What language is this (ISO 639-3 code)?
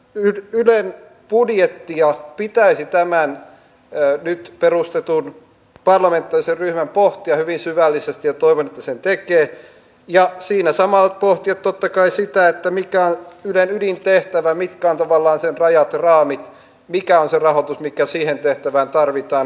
fin